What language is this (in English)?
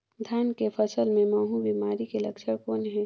Chhattisgarhi